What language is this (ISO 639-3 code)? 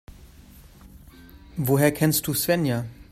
deu